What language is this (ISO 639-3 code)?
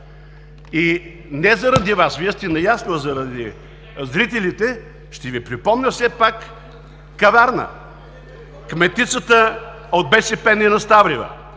bul